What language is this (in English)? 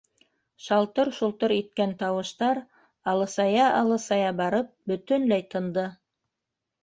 Bashkir